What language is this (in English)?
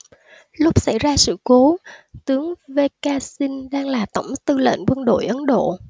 Vietnamese